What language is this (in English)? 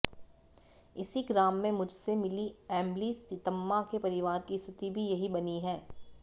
Hindi